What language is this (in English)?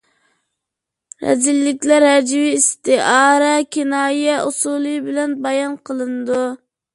Uyghur